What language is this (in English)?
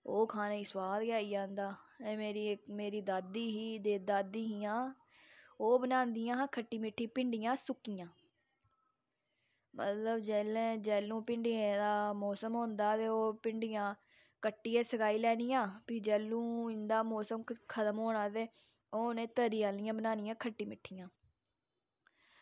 Dogri